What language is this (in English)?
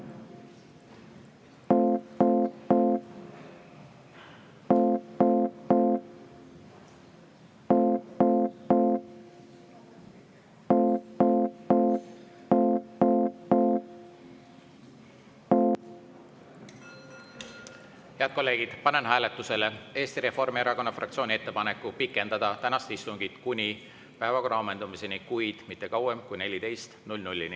Estonian